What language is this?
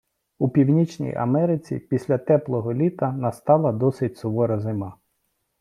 Ukrainian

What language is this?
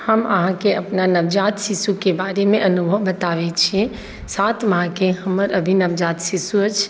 Maithili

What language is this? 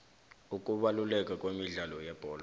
South Ndebele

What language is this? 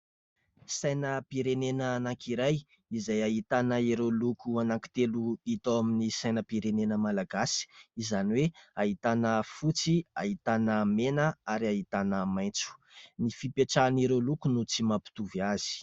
Malagasy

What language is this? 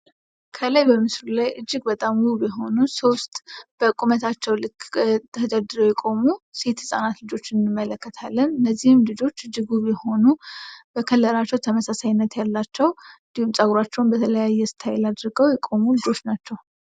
Amharic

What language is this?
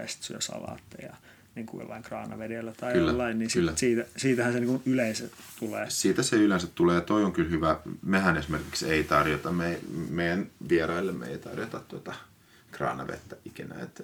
Finnish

